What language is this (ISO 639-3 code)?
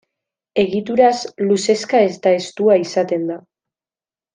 eus